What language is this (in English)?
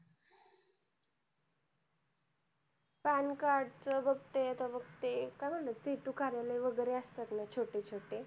Marathi